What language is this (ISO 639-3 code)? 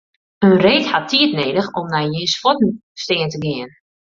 fry